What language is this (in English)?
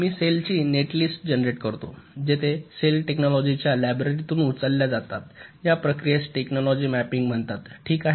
Marathi